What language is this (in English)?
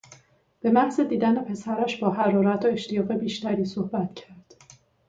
Persian